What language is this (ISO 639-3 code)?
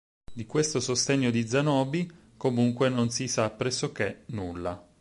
ita